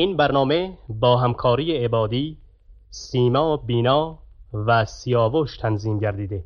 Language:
Persian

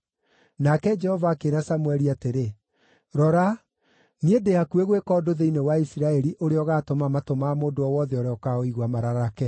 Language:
Kikuyu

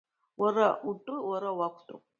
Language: Abkhazian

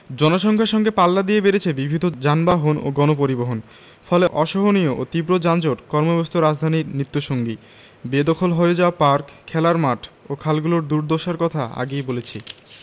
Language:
Bangla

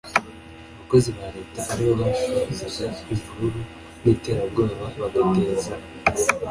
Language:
Kinyarwanda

